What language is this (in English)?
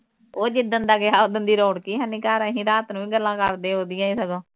Punjabi